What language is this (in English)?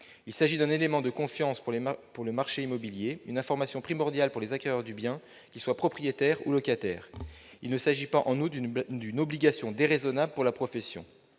French